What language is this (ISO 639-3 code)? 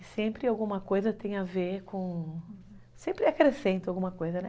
por